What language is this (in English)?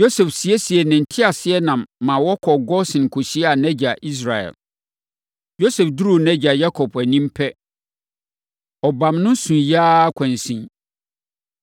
Akan